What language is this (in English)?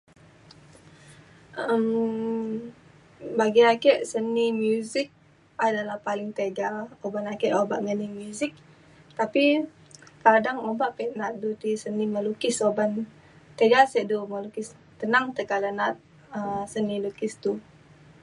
Mainstream Kenyah